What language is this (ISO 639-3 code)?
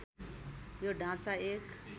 nep